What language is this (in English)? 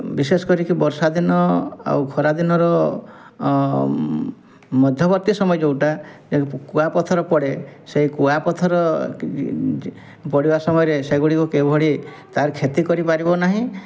Odia